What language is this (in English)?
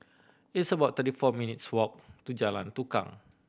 English